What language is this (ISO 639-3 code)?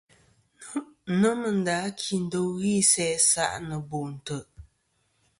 bkm